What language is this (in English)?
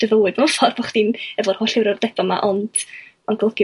Welsh